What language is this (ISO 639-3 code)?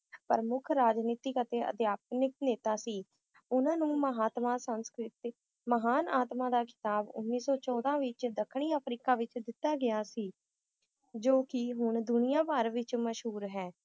pan